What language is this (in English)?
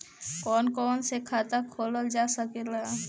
Bhojpuri